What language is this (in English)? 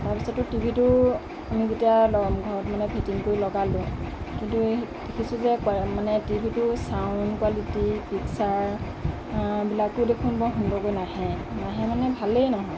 Assamese